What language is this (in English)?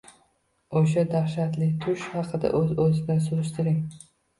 Uzbek